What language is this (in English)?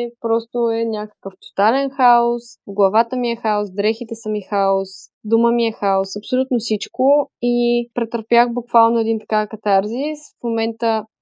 Bulgarian